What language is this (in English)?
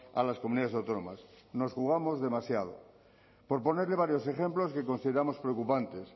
Spanish